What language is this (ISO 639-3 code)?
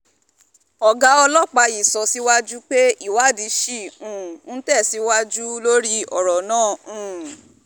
yor